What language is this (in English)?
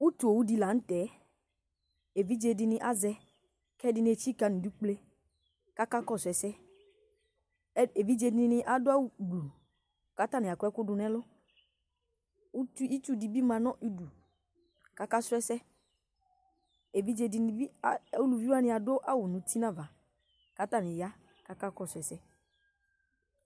Ikposo